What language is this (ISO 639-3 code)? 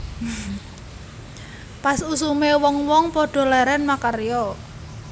jav